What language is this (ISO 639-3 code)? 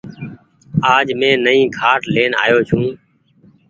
gig